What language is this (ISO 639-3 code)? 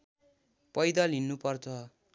nep